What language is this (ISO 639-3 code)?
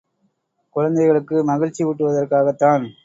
tam